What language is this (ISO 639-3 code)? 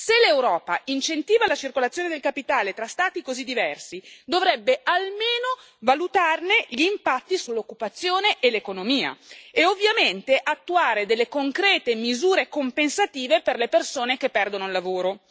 ita